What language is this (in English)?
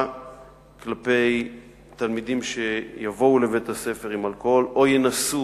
Hebrew